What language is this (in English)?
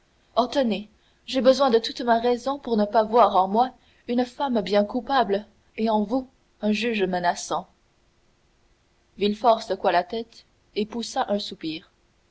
French